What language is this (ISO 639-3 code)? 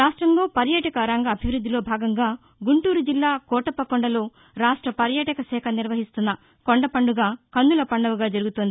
tel